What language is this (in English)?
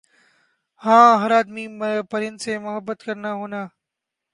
Urdu